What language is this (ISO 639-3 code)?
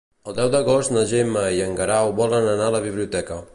cat